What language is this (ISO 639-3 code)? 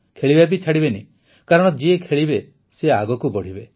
ori